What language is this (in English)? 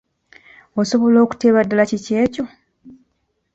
Ganda